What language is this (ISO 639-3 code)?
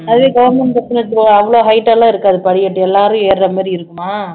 tam